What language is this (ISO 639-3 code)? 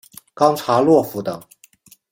zho